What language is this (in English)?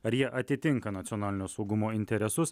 Lithuanian